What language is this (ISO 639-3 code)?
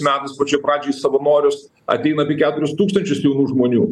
lit